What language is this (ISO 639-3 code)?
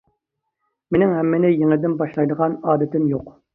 uig